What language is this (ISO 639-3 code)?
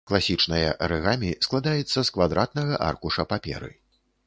bel